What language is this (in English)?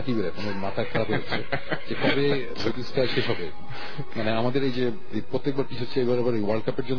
Bangla